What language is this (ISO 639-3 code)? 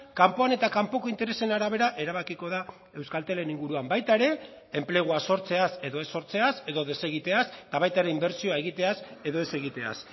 eus